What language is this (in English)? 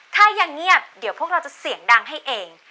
Thai